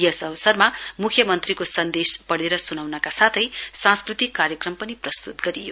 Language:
Nepali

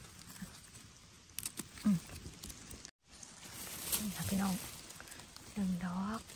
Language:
Thai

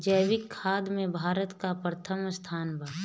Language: Bhojpuri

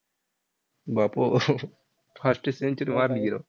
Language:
Marathi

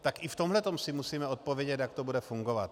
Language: Czech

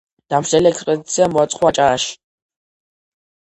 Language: Georgian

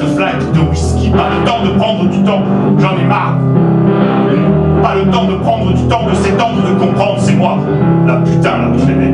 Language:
French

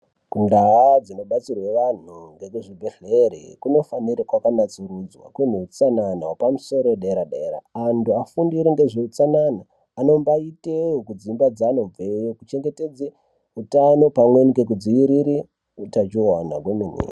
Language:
Ndau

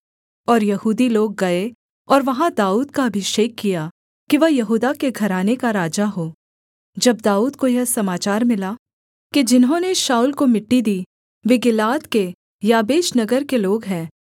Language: Hindi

